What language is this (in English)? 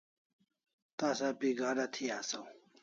Kalasha